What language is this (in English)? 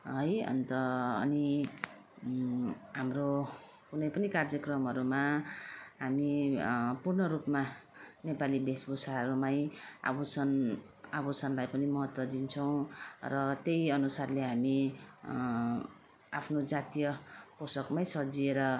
Nepali